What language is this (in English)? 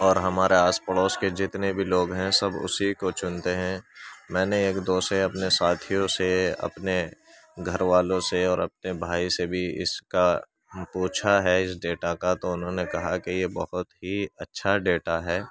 Urdu